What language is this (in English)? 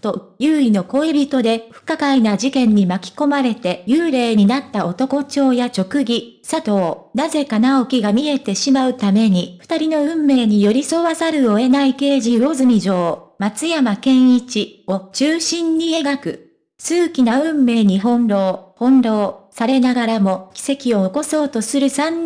Japanese